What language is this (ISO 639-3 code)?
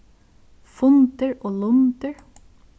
fao